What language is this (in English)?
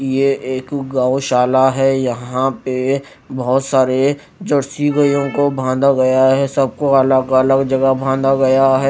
Hindi